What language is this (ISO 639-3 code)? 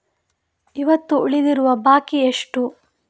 kan